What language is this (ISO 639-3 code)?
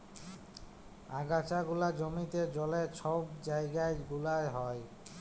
ben